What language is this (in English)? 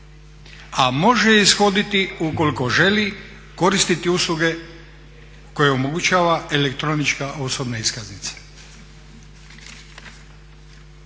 Croatian